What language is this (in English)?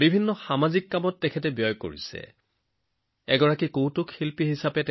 Assamese